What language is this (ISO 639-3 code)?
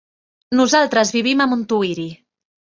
cat